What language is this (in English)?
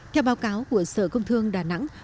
Vietnamese